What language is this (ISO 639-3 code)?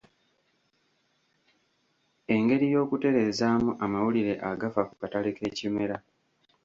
lug